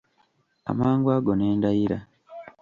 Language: Ganda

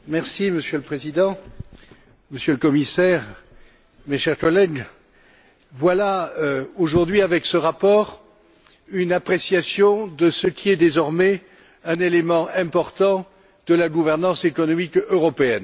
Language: French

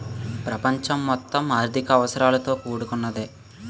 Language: Telugu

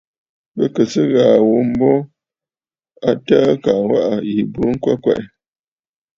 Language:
Bafut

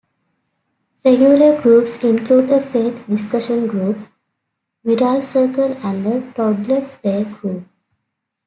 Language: English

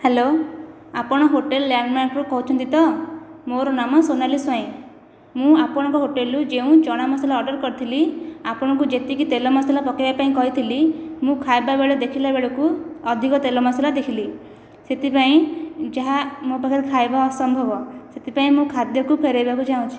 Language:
Odia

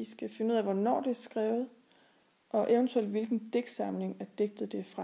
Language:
Danish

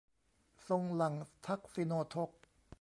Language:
Thai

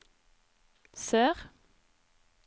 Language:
Norwegian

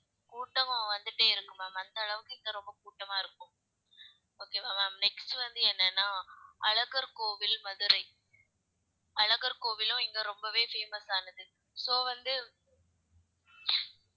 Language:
Tamil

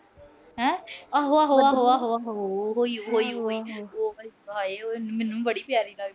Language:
Punjabi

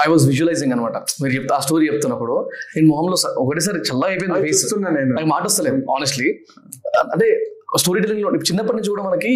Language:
Telugu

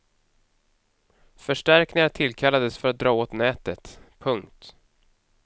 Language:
Swedish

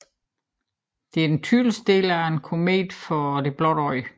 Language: Danish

